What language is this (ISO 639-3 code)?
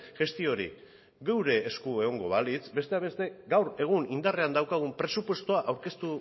eus